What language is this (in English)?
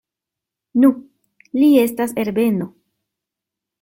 Esperanto